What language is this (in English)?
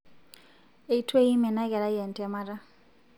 Masai